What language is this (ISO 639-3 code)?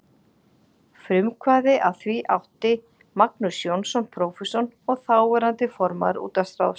isl